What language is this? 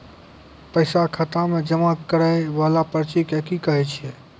Maithili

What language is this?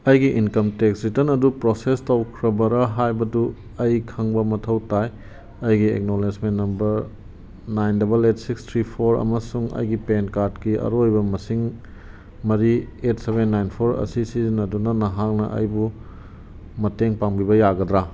Manipuri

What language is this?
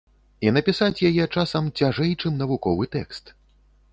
Belarusian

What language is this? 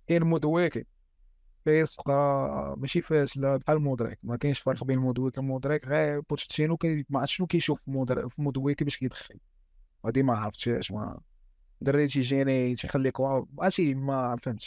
Arabic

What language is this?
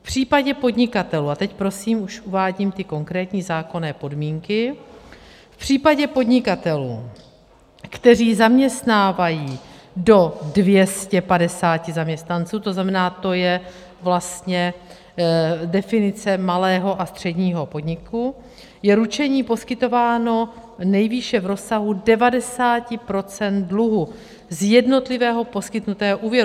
Czech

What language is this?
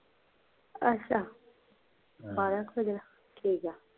Punjabi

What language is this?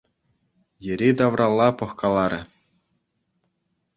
Chuvash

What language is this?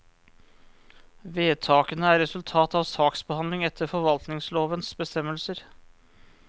Norwegian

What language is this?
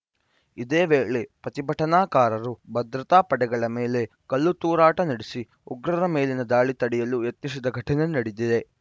Kannada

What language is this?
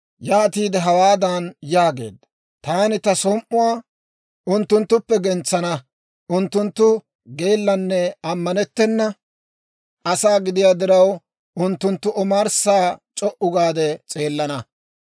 Dawro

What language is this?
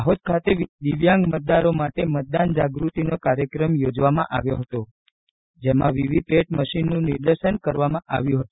Gujarati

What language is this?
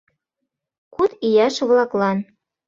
Mari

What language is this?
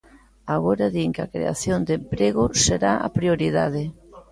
Galician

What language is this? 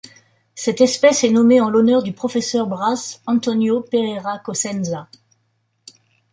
French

